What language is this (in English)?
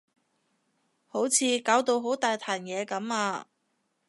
Cantonese